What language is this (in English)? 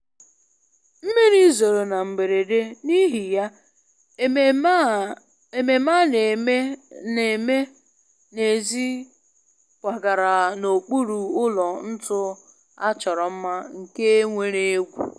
Igbo